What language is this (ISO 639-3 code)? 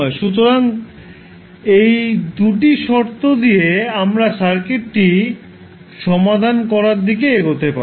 ben